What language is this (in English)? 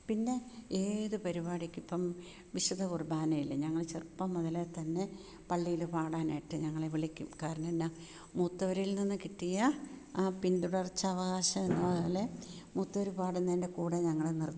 Malayalam